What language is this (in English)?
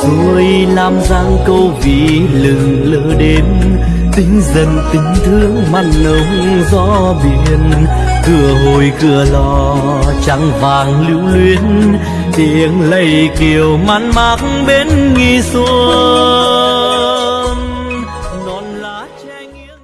Vietnamese